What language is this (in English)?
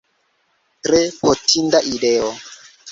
Esperanto